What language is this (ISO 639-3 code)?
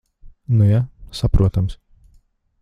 lav